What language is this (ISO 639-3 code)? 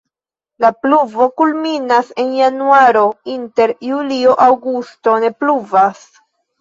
epo